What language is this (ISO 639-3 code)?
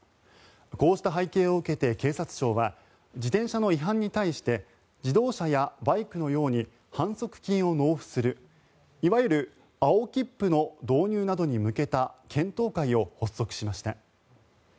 jpn